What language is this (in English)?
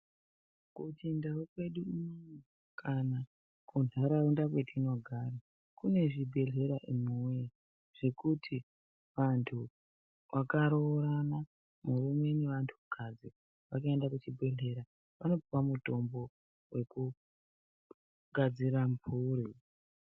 Ndau